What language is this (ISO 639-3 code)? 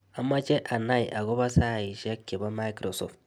kln